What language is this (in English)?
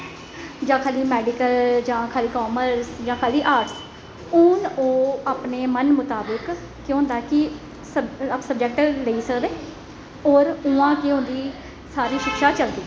Dogri